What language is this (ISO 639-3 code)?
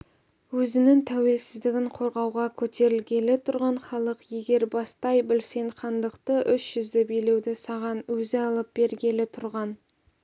kaz